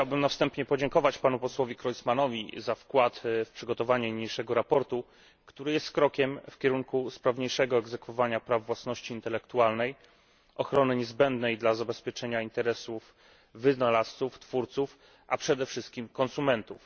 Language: Polish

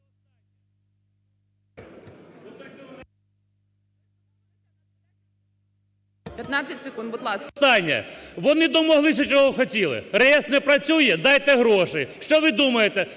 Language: Ukrainian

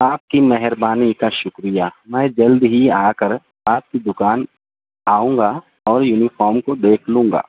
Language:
Urdu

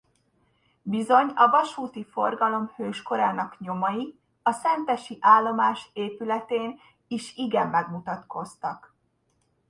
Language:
Hungarian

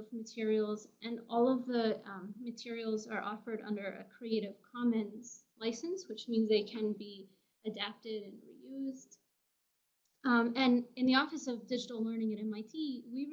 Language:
English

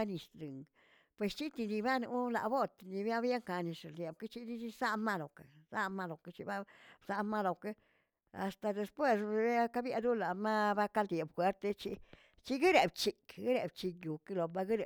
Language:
Tilquiapan Zapotec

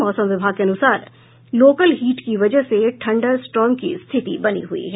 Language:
Hindi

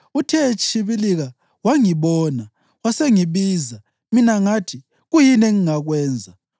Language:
North Ndebele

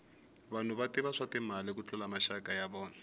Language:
Tsonga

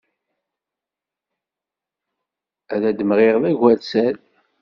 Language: Kabyle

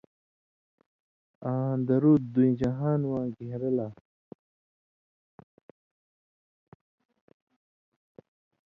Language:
Indus Kohistani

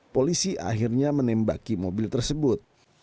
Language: Indonesian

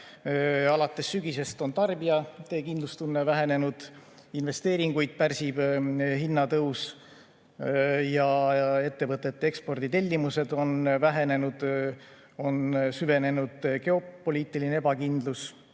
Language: Estonian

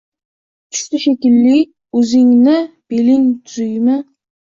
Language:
Uzbek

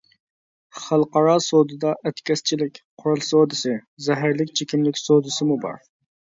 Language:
Uyghur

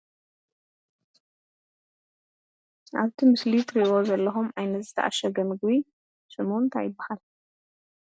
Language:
Tigrinya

